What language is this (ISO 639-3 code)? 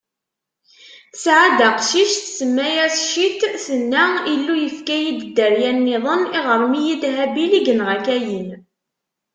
kab